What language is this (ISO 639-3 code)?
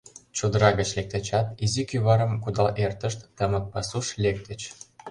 chm